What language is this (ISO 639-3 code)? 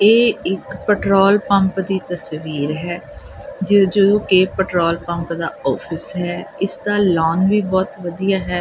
pan